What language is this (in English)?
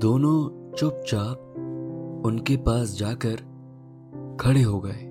Hindi